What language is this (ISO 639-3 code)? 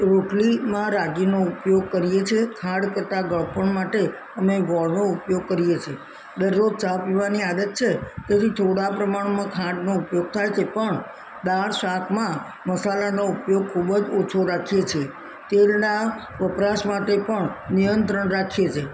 guj